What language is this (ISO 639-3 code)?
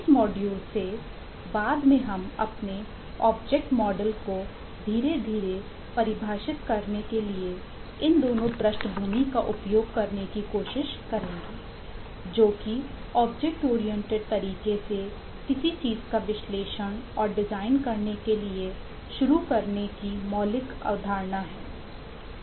hin